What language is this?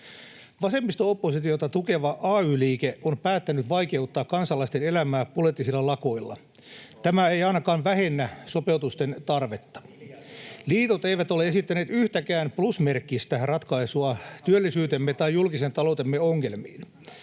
Finnish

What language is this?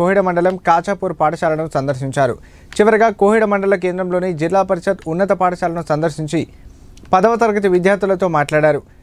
Telugu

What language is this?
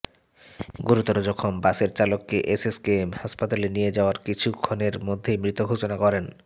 Bangla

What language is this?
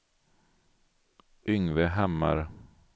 Swedish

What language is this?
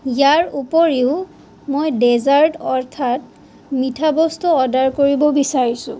Assamese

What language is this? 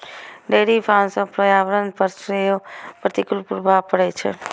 Maithili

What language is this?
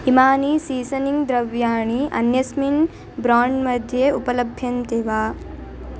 Sanskrit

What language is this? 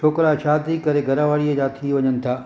Sindhi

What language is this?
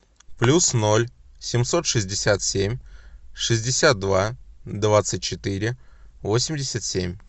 Russian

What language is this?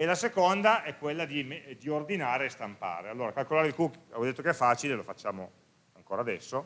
Italian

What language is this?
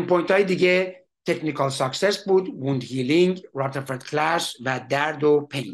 Persian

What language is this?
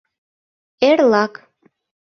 Mari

